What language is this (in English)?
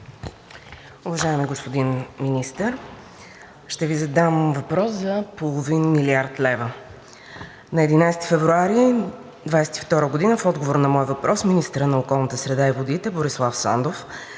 Bulgarian